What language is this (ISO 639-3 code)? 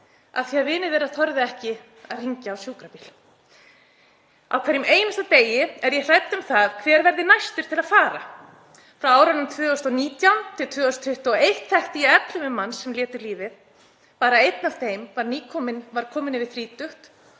isl